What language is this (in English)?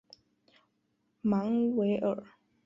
Chinese